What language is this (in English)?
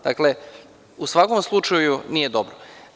Serbian